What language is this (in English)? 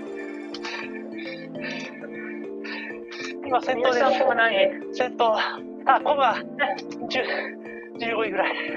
Japanese